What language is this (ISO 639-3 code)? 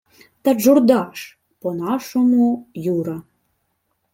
ukr